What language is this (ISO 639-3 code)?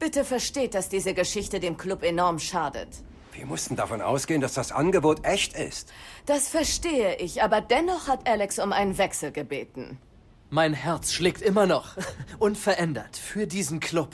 deu